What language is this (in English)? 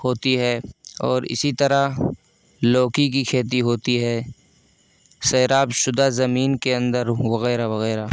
Urdu